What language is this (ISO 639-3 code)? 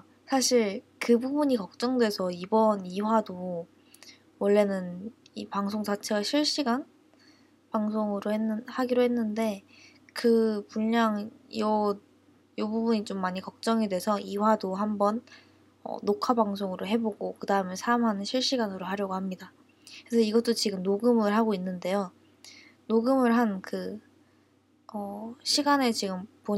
kor